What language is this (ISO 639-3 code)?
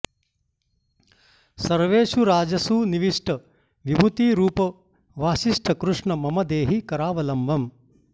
san